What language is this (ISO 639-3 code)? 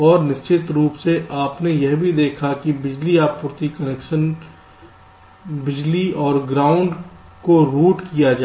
hin